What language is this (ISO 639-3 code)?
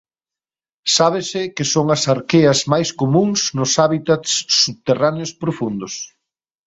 glg